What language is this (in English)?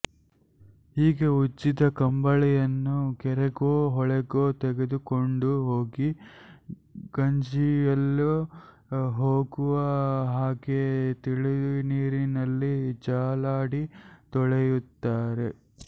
Kannada